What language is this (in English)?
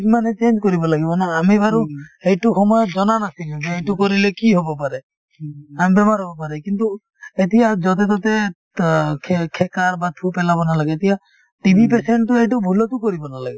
Assamese